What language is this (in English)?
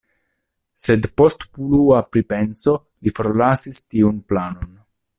Esperanto